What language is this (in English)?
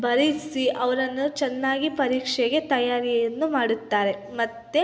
Kannada